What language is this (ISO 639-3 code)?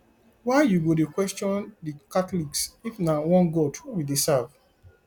pcm